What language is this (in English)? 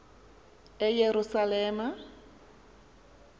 Xhosa